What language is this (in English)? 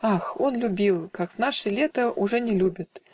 Russian